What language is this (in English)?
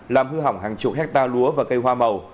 Vietnamese